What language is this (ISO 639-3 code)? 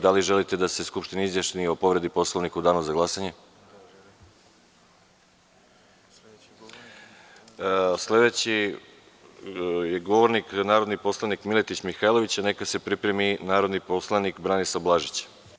srp